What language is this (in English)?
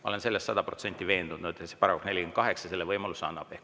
Estonian